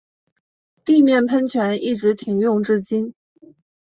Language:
Chinese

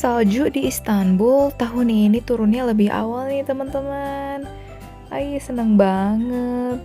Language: Indonesian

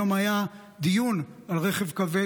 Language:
Hebrew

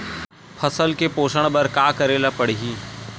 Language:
Chhattisgarhi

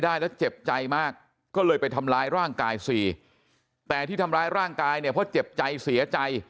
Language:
Thai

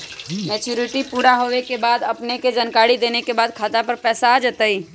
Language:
Magahi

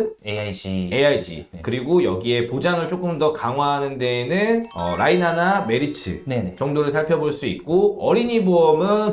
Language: Korean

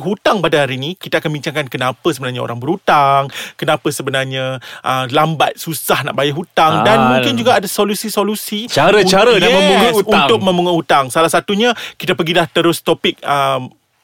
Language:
Malay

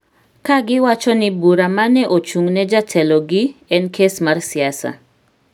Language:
Luo (Kenya and Tanzania)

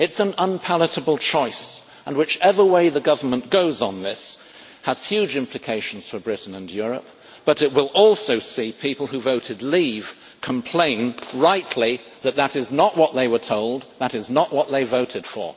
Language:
English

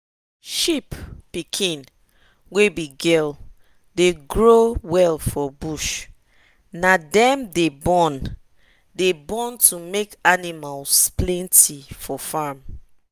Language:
Nigerian Pidgin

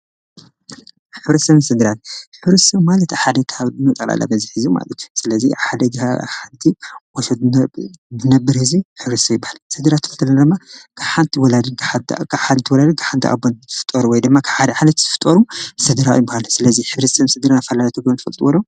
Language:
Tigrinya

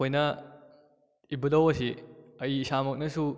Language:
Manipuri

